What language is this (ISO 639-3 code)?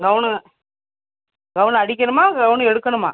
tam